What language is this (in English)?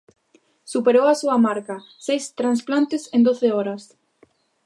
Galician